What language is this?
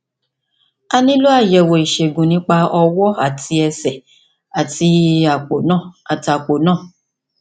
Yoruba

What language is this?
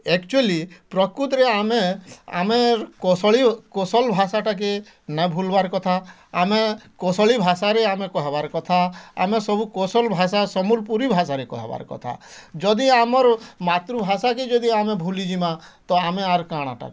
Odia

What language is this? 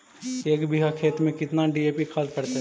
Magahi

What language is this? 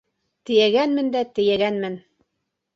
Bashkir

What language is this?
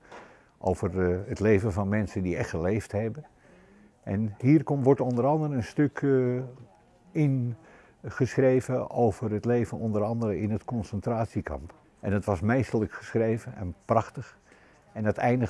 Dutch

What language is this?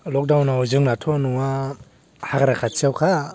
Bodo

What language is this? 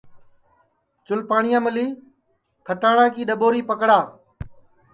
Sansi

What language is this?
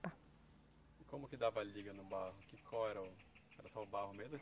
Portuguese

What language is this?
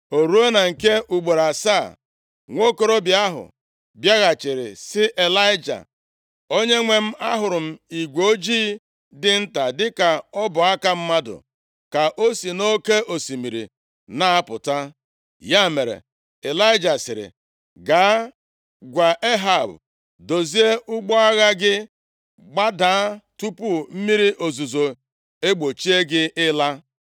Igbo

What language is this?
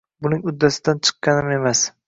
Uzbek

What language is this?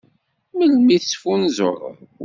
Kabyle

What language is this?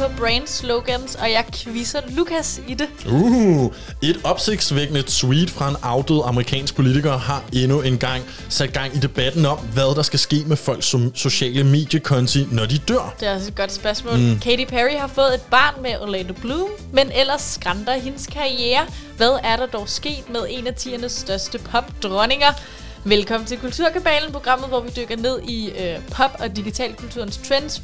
Danish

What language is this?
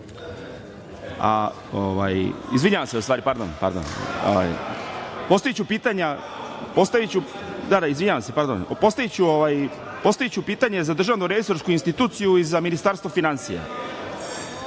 Serbian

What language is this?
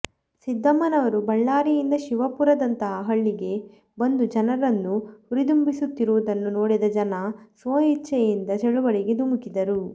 Kannada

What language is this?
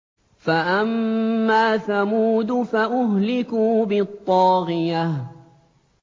Arabic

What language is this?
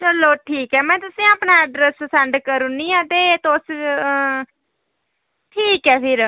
Dogri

